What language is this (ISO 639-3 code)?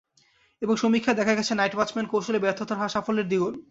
ben